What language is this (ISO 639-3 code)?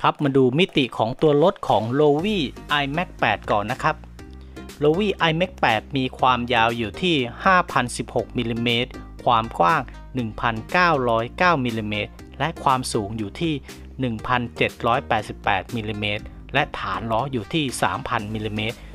tha